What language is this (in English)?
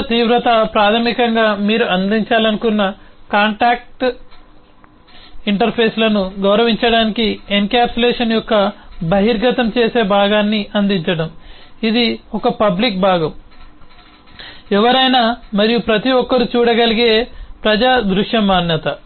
Telugu